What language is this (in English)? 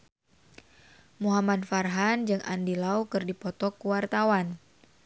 Sundanese